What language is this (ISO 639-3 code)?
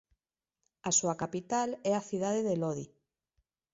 glg